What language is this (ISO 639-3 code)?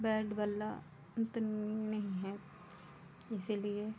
hin